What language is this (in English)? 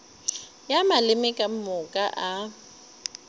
Northern Sotho